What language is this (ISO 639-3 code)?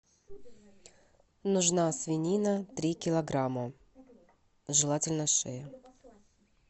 rus